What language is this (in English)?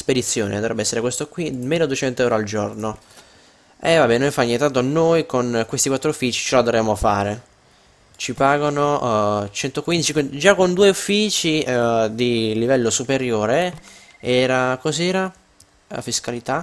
Italian